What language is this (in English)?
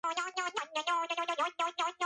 Georgian